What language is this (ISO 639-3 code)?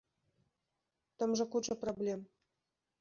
bel